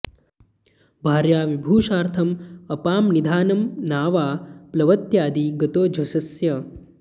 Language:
Sanskrit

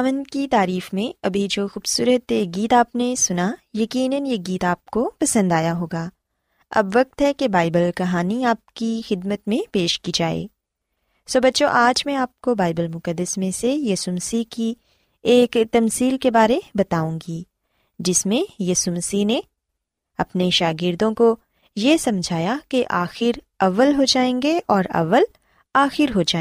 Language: Urdu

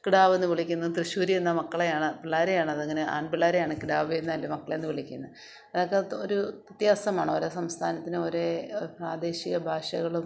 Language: Malayalam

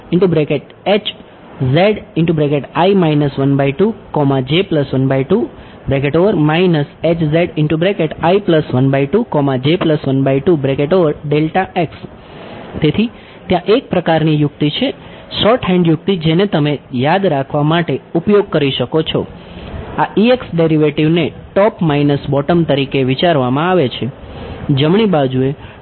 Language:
Gujarati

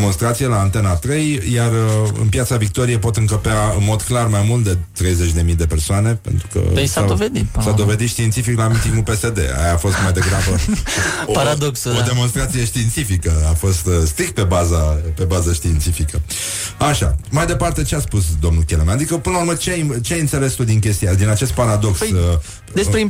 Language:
Romanian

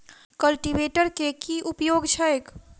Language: Maithili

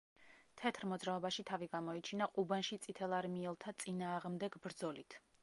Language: Georgian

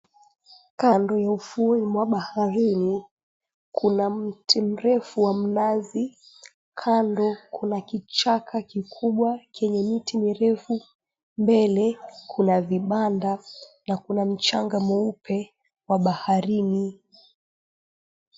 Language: Swahili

